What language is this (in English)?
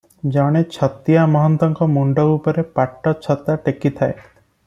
Odia